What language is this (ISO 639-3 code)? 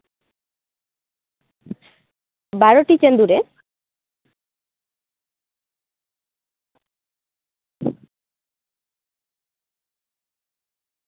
sat